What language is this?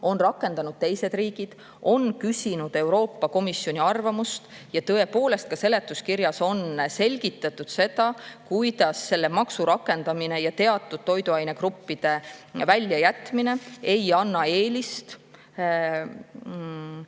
Estonian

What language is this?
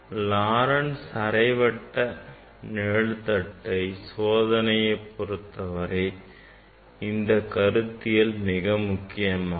Tamil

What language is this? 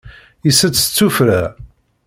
Kabyle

